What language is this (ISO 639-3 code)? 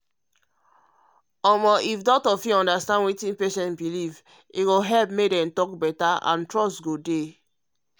pcm